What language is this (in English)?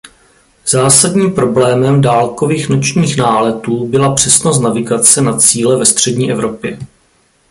Czech